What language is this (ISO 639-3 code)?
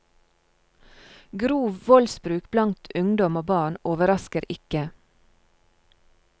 nor